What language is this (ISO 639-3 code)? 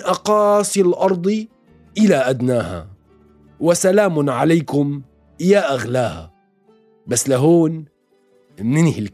ara